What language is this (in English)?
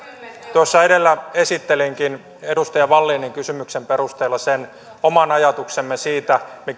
Finnish